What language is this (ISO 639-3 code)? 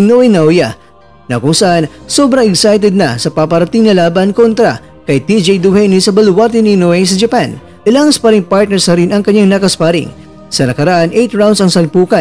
fil